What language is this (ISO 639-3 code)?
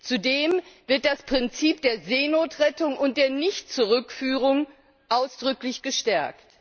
deu